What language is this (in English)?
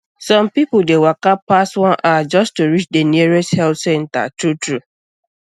Nigerian Pidgin